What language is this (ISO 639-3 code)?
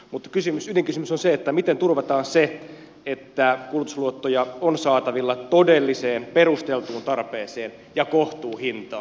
fin